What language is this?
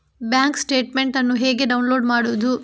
Kannada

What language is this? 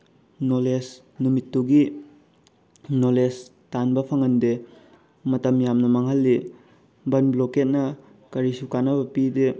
Manipuri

